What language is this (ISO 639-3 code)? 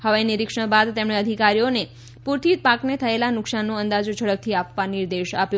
guj